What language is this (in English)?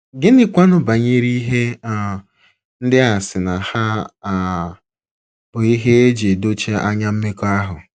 Igbo